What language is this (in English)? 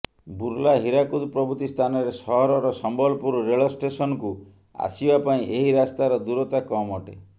Odia